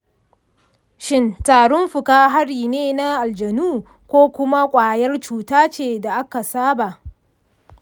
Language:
Hausa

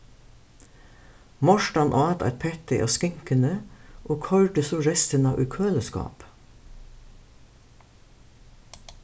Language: Faroese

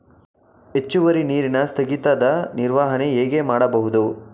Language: Kannada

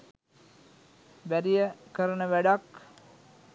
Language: Sinhala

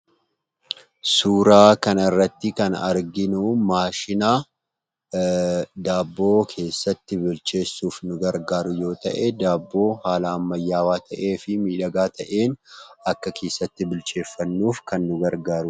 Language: Oromo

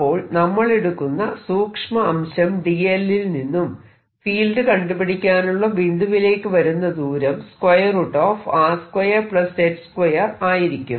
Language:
Malayalam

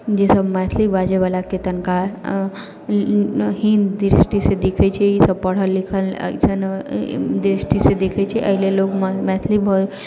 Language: Maithili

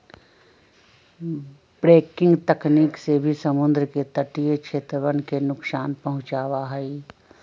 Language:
Magahi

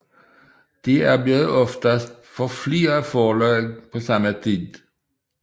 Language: Danish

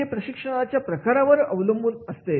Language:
Marathi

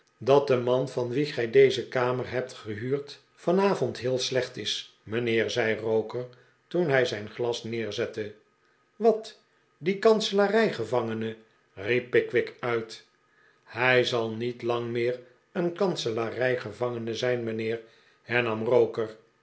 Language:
Dutch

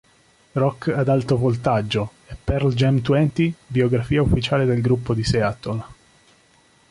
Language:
Italian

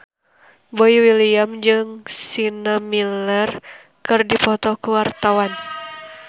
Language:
Sundanese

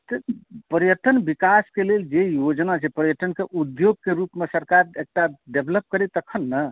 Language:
Maithili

